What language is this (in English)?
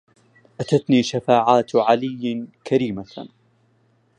Arabic